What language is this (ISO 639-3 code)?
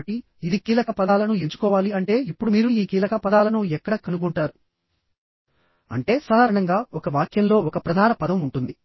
tel